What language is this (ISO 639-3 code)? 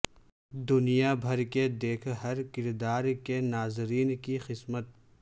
urd